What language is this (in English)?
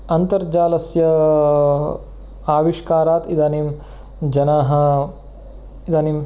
Sanskrit